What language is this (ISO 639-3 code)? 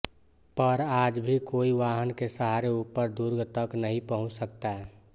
hin